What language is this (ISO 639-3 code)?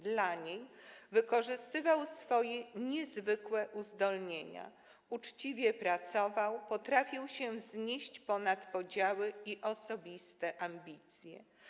pol